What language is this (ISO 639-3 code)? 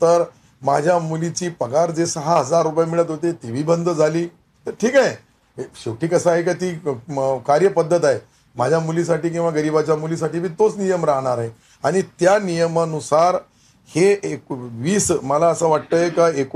mar